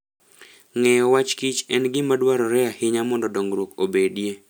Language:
Luo (Kenya and Tanzania)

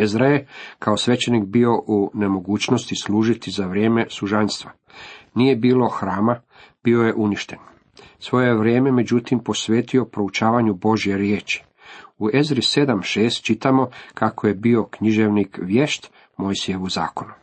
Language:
Croatian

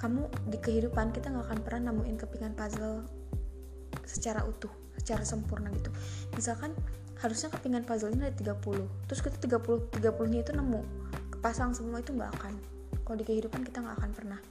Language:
Indonesian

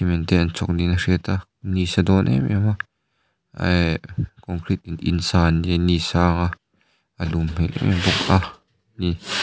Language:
Mizo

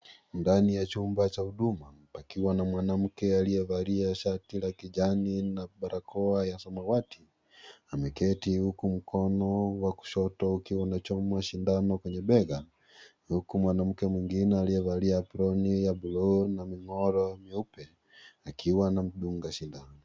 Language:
Swahili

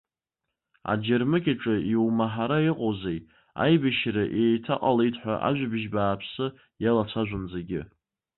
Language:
Abkhazian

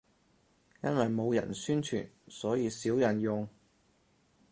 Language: Cantonese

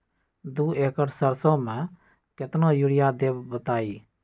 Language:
Magahi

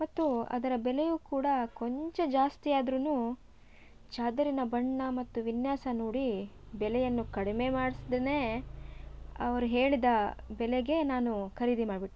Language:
Kannada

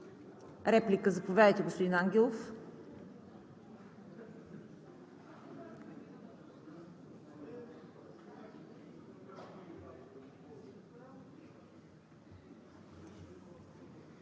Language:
Bulgarian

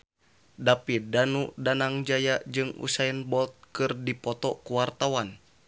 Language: Sundanese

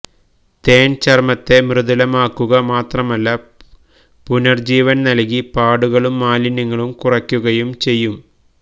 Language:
Malayalam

